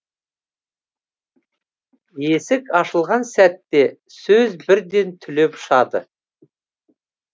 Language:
Kazakh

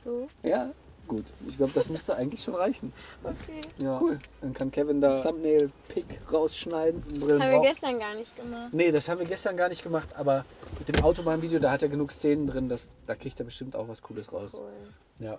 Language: German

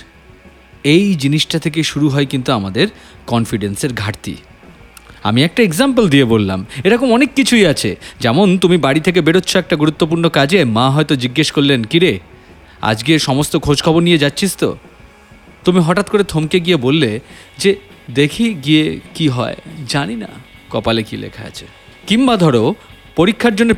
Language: Bangla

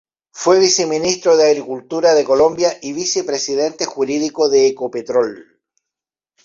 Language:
Spanish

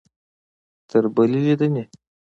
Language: Pashto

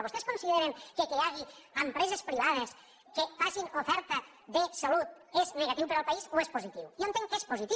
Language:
Catalan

